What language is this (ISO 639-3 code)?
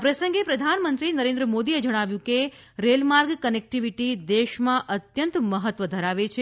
guj